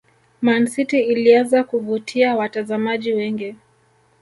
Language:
Swahili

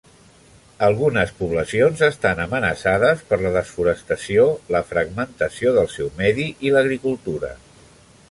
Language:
Catalan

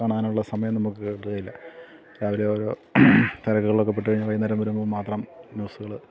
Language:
Malayalam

